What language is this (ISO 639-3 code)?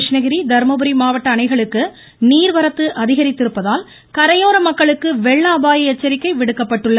tam